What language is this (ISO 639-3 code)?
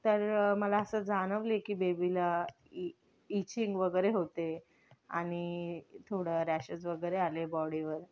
mar